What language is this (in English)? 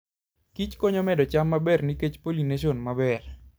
Luo (Kenya and Tanzania)